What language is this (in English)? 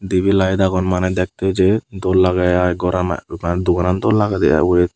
Chakma